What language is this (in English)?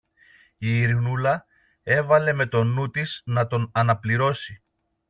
Greek